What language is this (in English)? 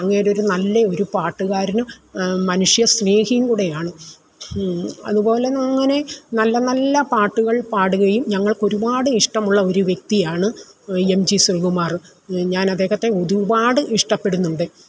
Malayalam